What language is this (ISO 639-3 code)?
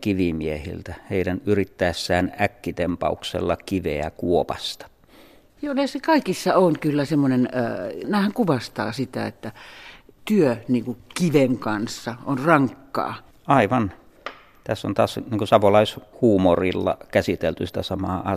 fin